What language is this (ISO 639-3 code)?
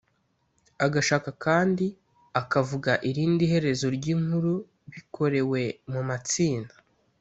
kin